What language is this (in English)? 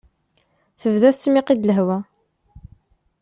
Kabyle